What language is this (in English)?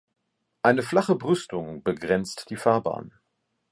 German